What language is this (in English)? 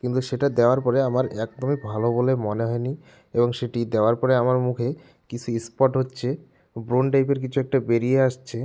Bangla